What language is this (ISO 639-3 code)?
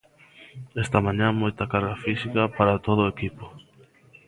glg